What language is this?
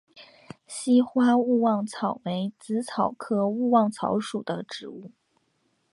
Chinese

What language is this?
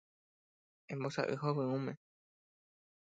Guarani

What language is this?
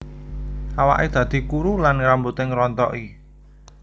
Javanese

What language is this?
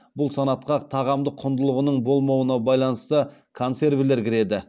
Kazakh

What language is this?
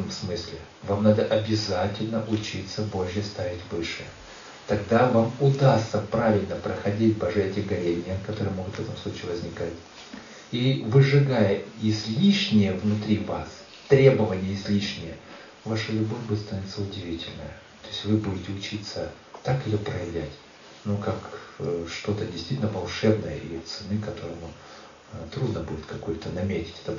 Russian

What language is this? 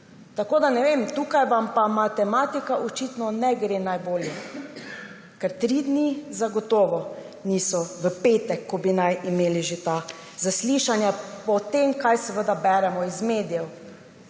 Slovenian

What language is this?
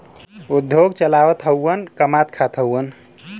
Bhojpuri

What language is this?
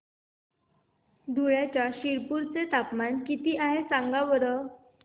Marathi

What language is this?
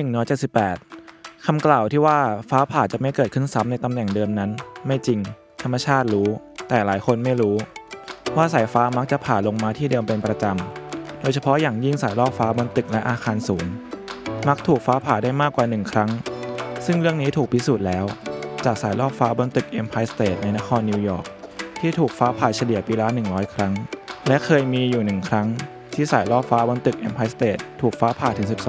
Thai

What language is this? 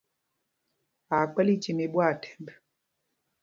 Mpumpong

